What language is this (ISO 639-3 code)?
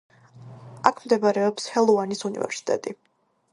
kat